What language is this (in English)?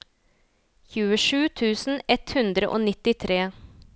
Norwegian